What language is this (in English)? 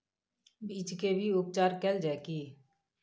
Maithili